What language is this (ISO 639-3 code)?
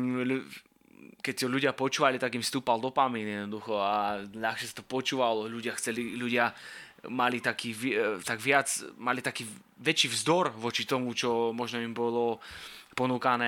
slk